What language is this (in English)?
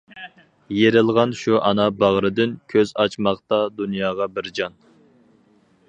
Uyghur